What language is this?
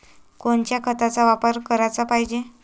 Marathi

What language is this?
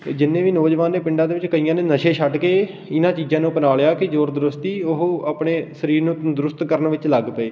Punjabi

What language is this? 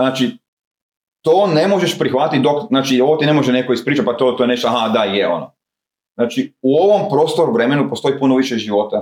Croatian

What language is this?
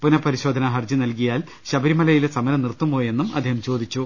Malayalam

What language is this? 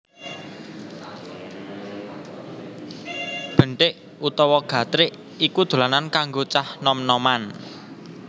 Javanese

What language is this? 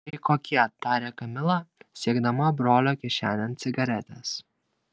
Lithuanian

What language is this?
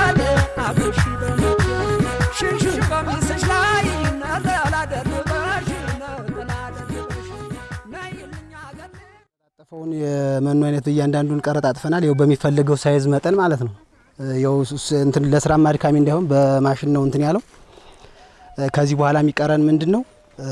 English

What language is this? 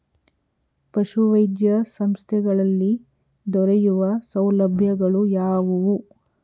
Kannada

